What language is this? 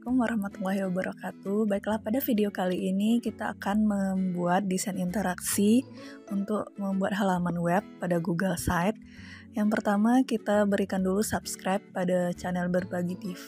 Indonesian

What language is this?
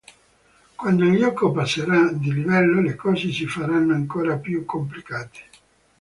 Italian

